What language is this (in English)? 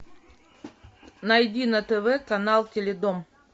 Russian